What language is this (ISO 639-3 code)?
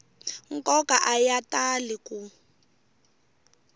tso